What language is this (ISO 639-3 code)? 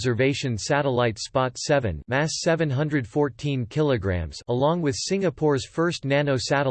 eng